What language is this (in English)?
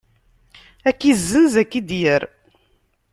Kabyle